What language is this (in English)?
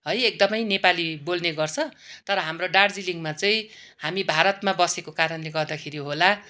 Nepali